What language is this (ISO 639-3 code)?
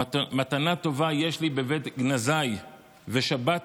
heb